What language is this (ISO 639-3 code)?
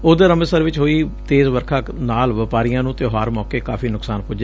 pan